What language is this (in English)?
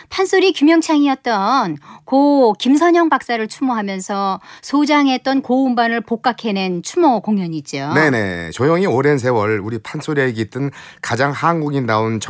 Korean